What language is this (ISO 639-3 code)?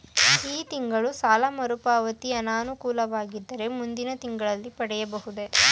kan